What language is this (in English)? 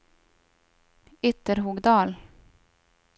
Swedish